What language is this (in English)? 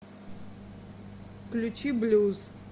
Russian